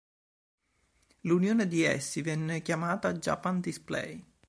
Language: Italian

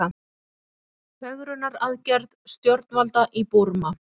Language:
Icelandic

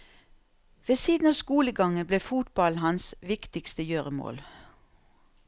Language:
Norwegian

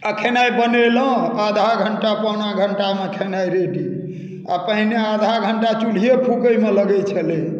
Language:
Maithili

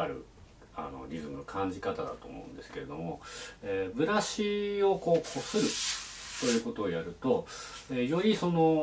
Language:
Japanese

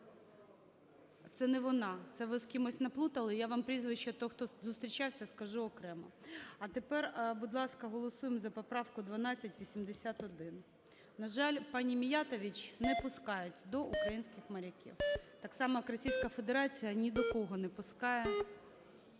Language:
Ukrainian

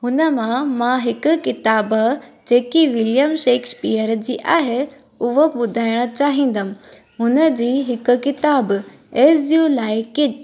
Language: Sindhi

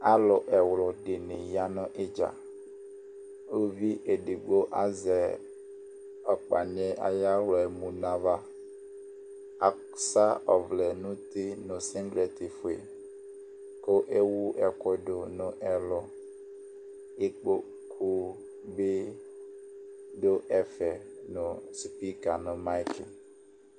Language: Ikposo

